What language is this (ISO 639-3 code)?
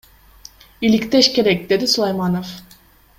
kir